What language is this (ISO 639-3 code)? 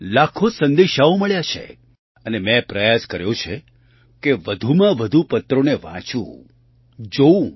guj